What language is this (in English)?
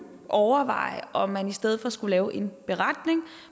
Danish